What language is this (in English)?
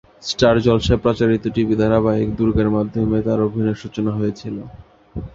Bangla